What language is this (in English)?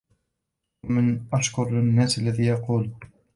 Arabic